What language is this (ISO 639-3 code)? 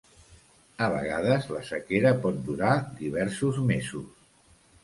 cat